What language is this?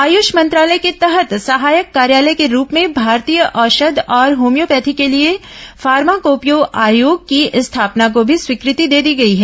Hindi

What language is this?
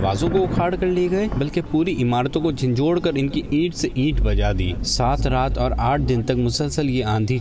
Urdu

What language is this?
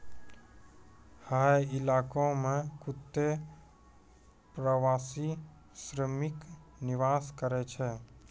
Maithili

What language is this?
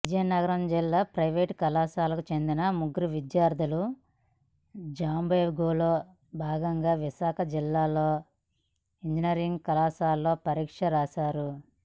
Telugu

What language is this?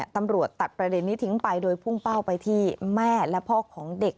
Thai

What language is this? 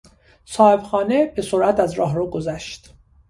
Persian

